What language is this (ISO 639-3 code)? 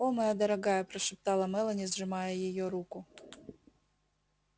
rus